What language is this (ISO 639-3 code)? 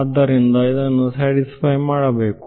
kan